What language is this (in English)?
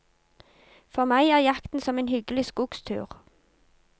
Norwegian